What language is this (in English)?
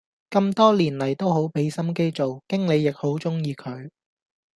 Cantonese